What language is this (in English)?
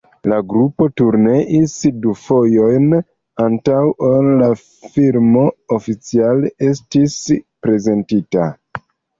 Esperanto